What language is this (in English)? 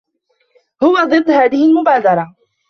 Arabic